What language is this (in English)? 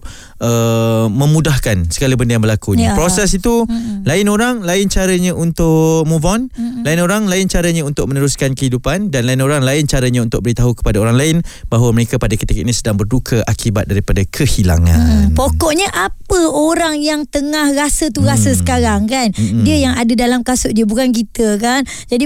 Malay